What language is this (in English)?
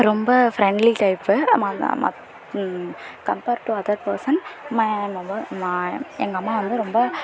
Tamil